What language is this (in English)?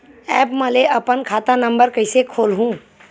Chhattisgarhi